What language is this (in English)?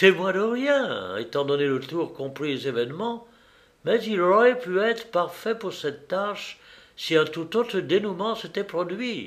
French